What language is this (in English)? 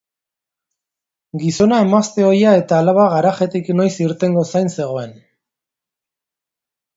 Basque